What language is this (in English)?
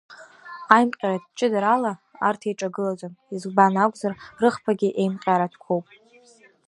Abkhazian